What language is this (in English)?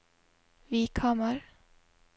Norwegian